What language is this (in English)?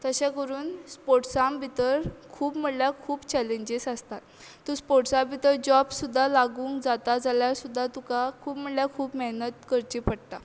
Konkani